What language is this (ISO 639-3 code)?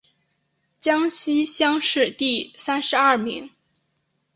zho